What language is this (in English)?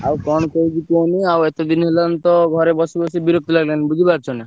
Odia